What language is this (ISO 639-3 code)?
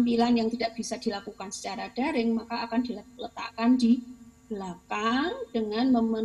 ind